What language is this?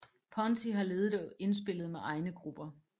Danish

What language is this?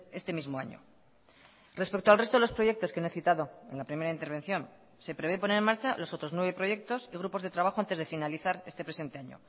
Spanish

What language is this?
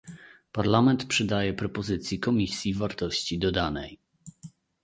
Polish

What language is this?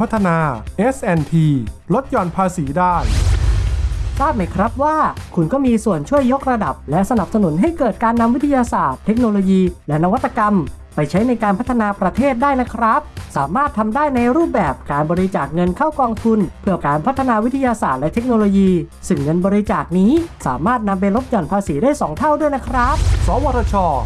Thai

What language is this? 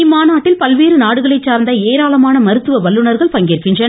Tamil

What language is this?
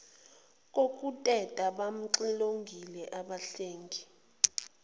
Zulu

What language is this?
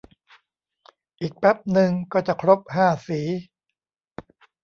Thai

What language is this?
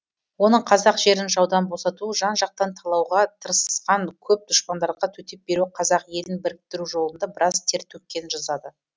Kazakh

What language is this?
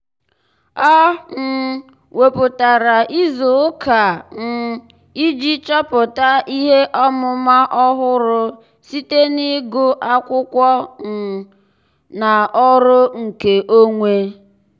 Igbo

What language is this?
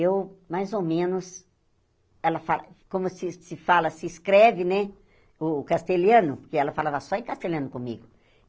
Portuguese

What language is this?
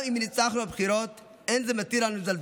Hebrew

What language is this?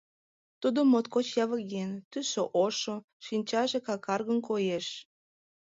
Mari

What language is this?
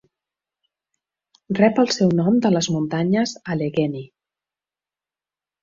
Catalan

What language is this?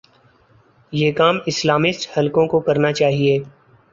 Urdu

